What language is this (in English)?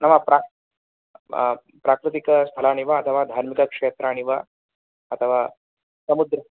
Sanskrit